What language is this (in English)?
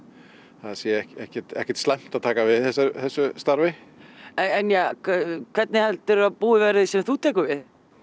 Icelandic